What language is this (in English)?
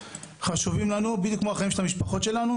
Hebrew